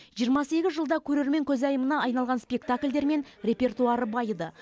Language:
Kazakh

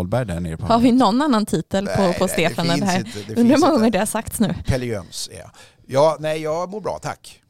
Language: Swedish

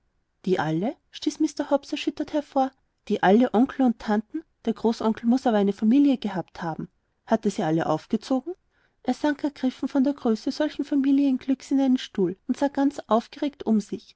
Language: German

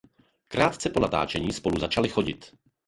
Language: Czech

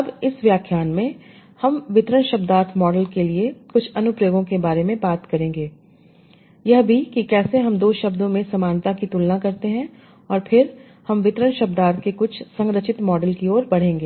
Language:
Hindi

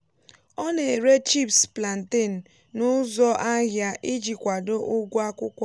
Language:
Igbo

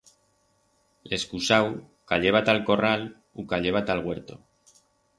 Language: Aragonese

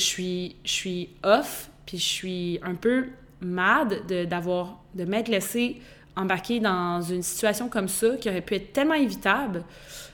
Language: French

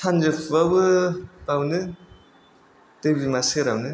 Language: Bodo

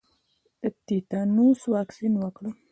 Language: Pashto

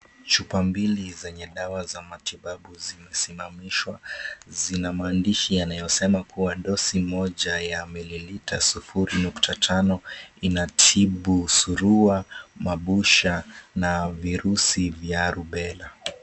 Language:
Swahili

